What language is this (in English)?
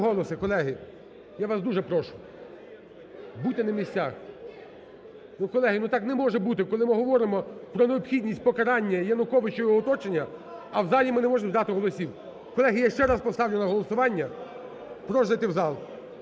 Ukrainian